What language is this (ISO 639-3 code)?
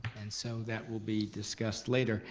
eng